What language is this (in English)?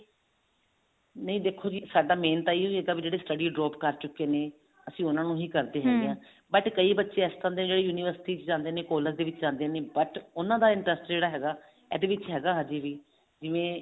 Punjabi